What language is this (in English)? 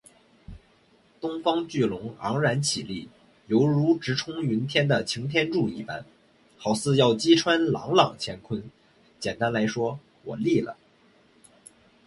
Chinese